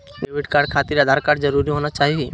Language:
Magahi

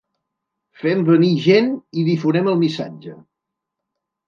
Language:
Catalan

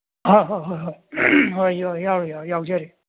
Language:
Manipuri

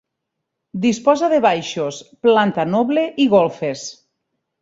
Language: Catalan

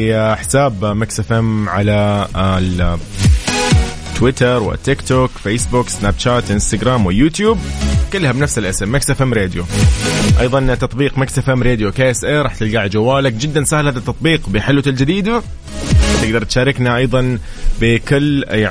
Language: Arabic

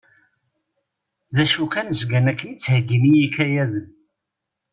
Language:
Kabyle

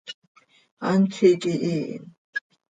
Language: Seri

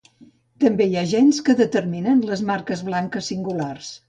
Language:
Catalan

